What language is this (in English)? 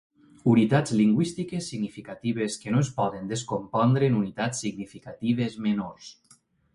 Catalan